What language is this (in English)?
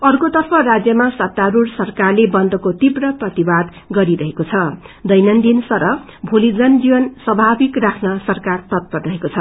Nepali